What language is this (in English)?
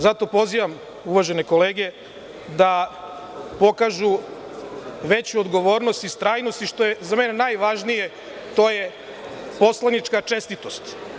Serbian